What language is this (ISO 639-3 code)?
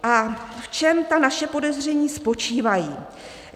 ces